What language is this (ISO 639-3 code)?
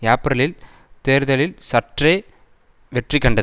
tam